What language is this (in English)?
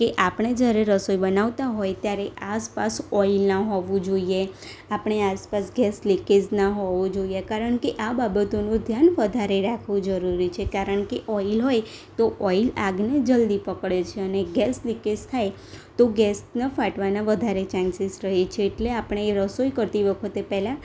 Gujarati